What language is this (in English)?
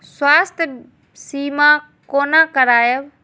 Maithili